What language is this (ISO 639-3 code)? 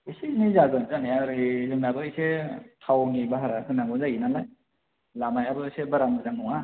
brx